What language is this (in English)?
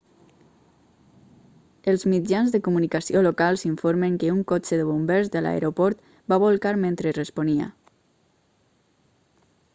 Catalan